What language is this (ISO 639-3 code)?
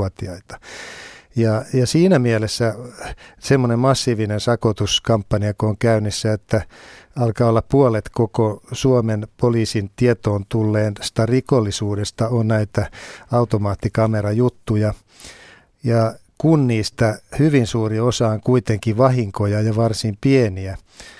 fin